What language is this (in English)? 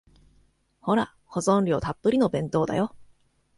Japanese